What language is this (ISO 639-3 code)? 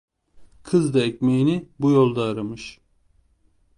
tur